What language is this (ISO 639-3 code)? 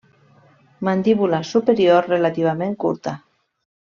cat